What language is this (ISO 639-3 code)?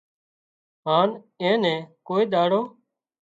kxp